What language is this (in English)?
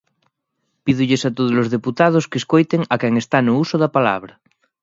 Galician